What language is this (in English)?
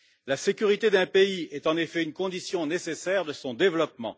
French